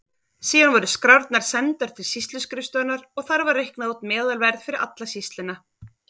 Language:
Icelandic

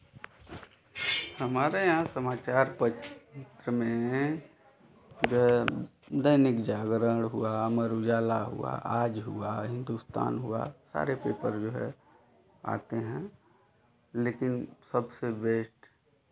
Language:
Hindi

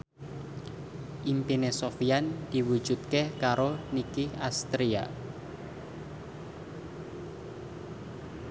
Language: Javanese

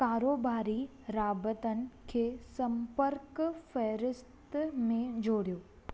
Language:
Sindhi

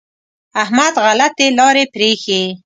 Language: Pashto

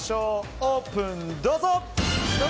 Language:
Japanese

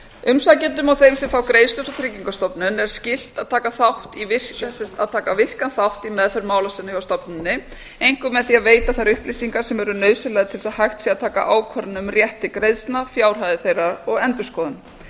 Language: Icelandic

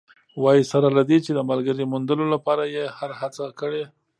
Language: Pashto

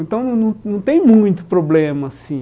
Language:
Portuguese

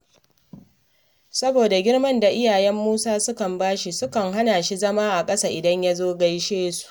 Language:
Hausa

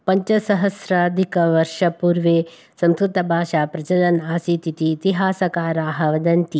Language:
Sanskrit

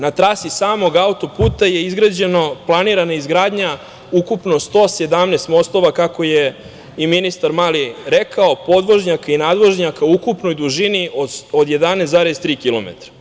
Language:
Serbian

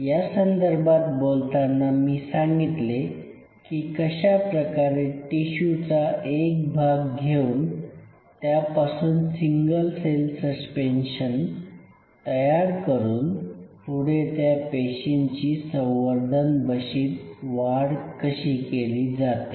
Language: Marathi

